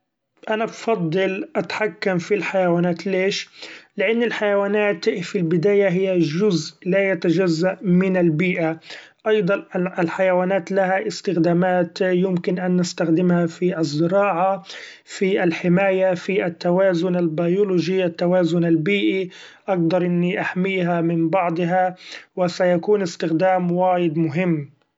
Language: Gulf Arabic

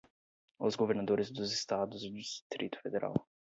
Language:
Portuguese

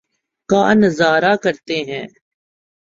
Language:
Urdu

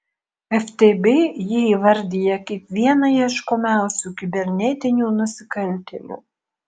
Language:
Lithuanian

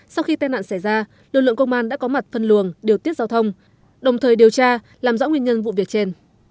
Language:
Vietnamese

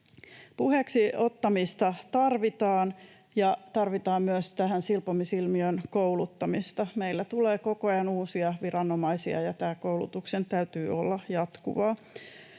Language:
Finnish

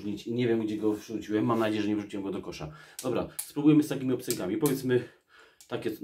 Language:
Polish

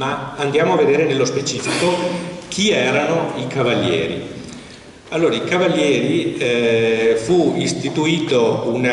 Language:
Italian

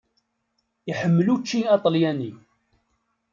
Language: Kabyle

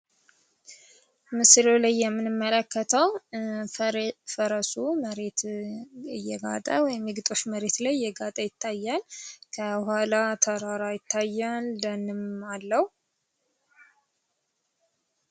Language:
Amharic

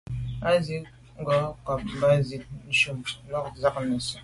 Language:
Medumba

